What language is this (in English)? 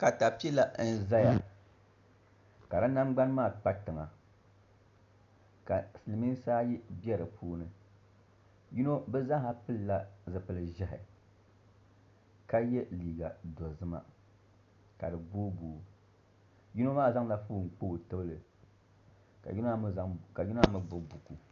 Dagbani